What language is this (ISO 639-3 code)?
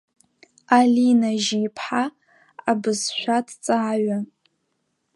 abk